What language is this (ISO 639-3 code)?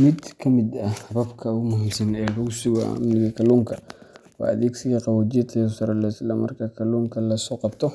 som